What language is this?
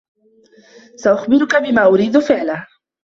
Arabic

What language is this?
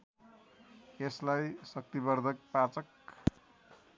Nepali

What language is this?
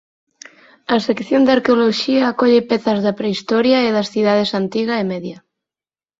Galician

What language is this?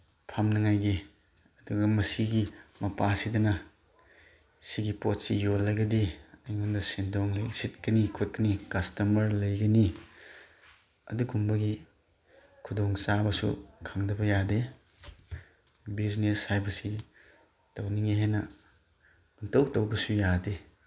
Manipuri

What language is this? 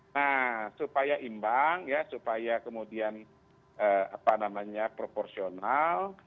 Indonesian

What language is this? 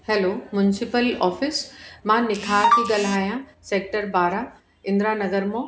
Sindhi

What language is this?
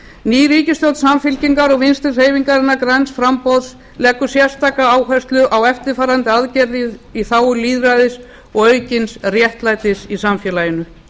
Icelandic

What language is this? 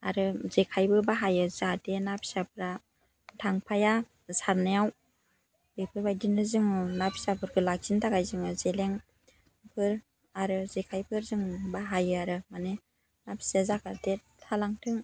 Bodo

